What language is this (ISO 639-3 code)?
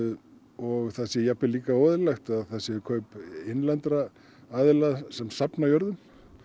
isl